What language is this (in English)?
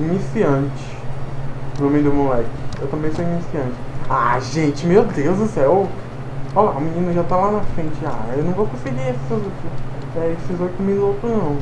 Portuguese